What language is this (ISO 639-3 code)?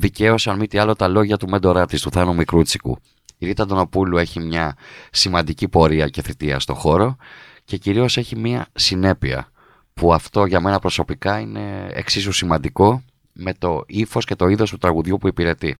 ell